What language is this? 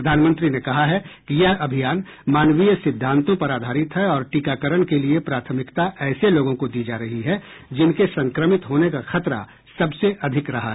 Hindi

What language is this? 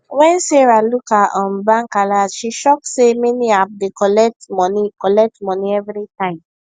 Nigerian Pidgin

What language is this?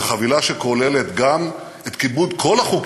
Hebrew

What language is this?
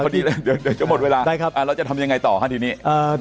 Thai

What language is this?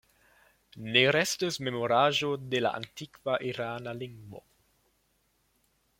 Esperanto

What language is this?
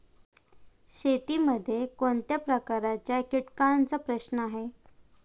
Marathi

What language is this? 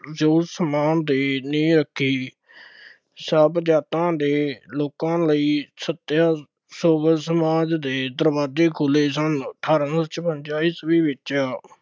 Punjabi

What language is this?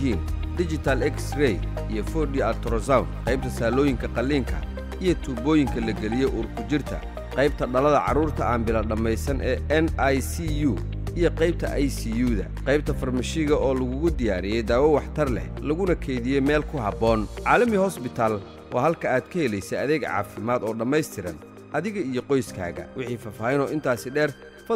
Arabic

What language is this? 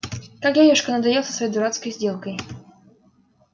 Russian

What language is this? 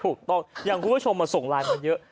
Thai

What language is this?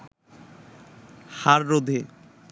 Bangla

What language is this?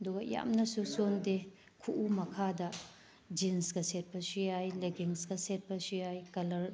Manipuri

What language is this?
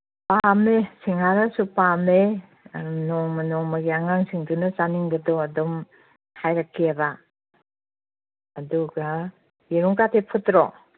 Manipuri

